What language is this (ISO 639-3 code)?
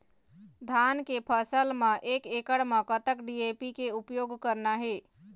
hne